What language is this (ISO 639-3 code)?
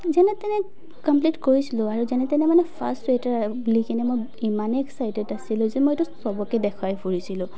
asm